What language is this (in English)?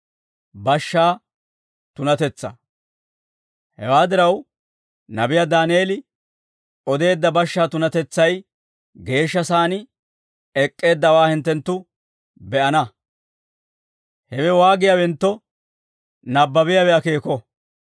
Dawro